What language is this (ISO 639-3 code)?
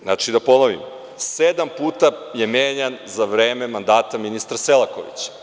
srp